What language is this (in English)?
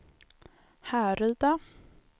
Swedish